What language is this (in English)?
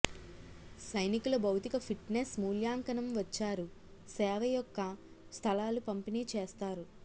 Telugu